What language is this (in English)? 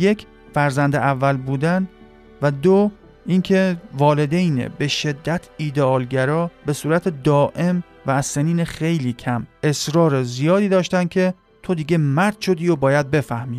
Persian